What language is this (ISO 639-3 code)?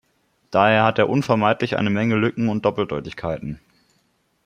deu